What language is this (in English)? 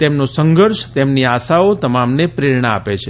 Gujarati